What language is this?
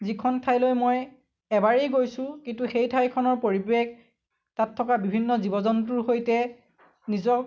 Assamese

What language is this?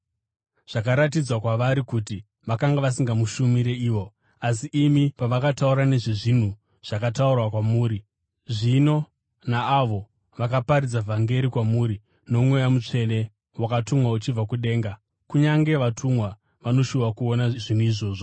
Shona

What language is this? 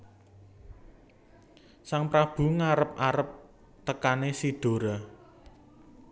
Javanese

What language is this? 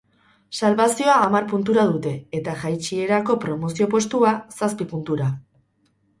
Basque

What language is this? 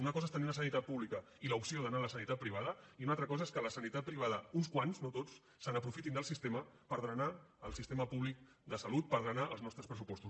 Catalan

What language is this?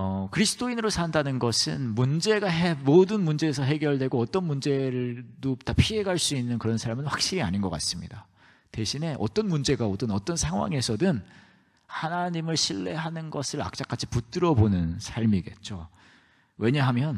Korean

